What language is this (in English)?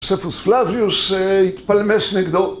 Hebrew